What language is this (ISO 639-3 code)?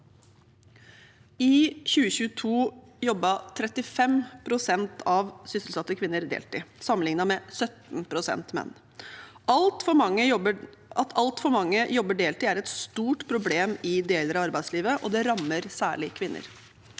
nor